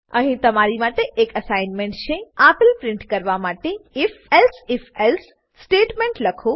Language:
Gujarati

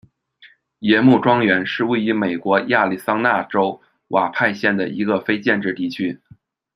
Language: Chinese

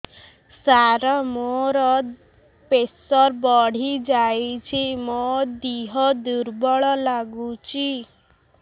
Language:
Odia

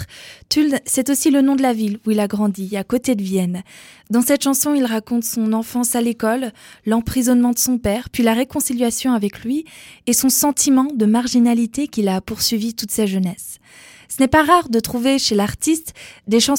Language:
French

